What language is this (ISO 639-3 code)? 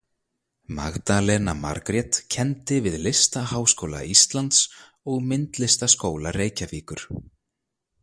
isl